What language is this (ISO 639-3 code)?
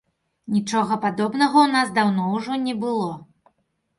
bel